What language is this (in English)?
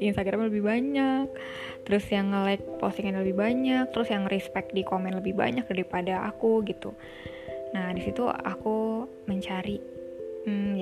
Indonesian